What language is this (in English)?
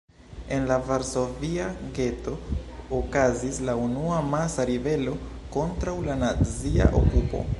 Esperanto